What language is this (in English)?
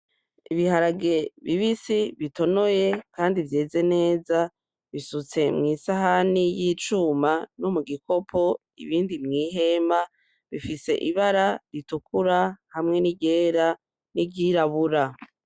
Rundi